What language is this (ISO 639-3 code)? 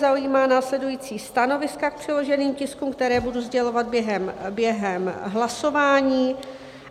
ces